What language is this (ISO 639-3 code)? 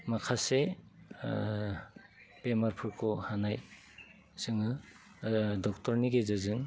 brx